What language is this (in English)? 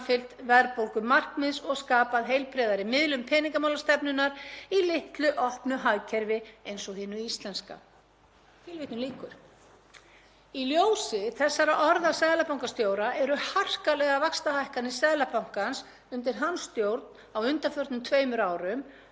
Icelandic